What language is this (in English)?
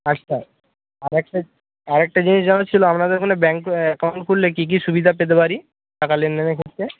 Bangla